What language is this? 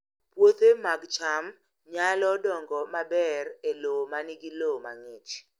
Luo (Kenya and Tanzania)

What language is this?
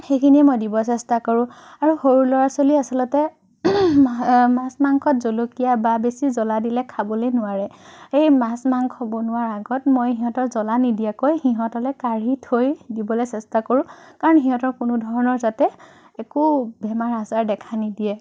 Assamese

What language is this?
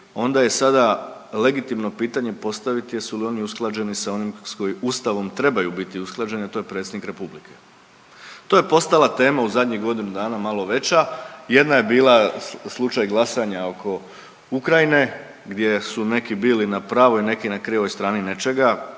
Croatian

